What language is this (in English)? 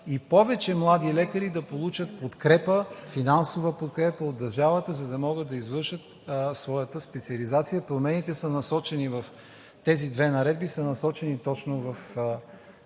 Bulgarian